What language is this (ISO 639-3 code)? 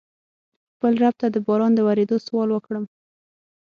pus